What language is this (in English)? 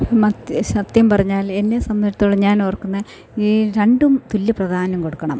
Malayalam